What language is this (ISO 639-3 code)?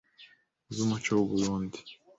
kin